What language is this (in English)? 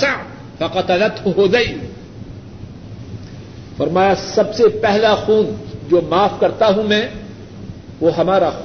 Urdu